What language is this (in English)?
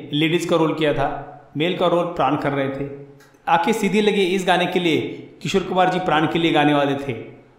Hindi